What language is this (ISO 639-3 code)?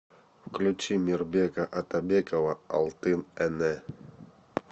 rus